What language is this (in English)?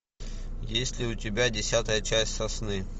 Russian